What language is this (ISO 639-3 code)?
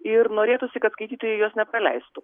lit